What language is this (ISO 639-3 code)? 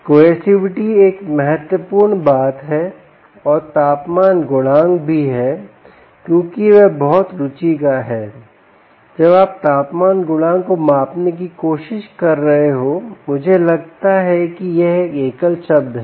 hin